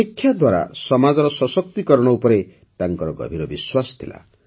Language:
Odia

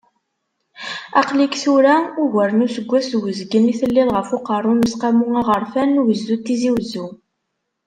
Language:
Kabyle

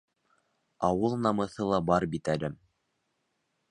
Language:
Bashkir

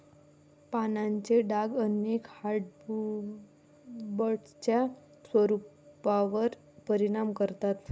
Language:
Marathi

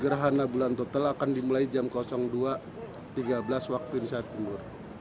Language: Indonesian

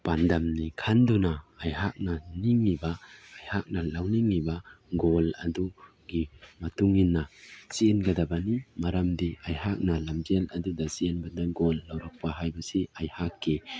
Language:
Manipuri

